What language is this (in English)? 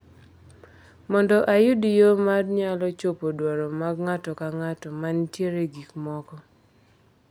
Luo (Kenya and Tanzania)